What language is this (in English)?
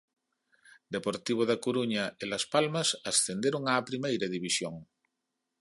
Galician